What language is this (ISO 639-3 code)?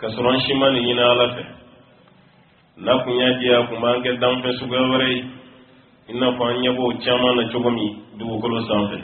ron